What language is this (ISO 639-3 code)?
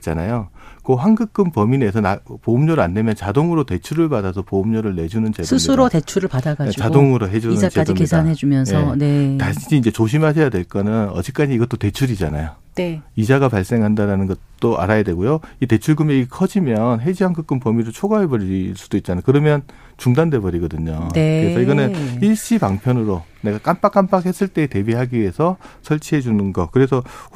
kor